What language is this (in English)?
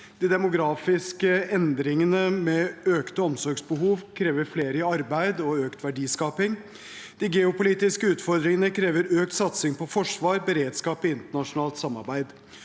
Norwegian